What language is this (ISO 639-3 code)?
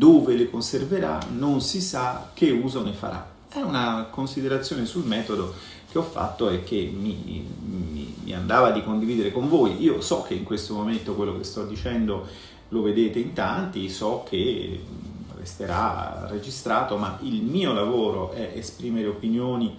ita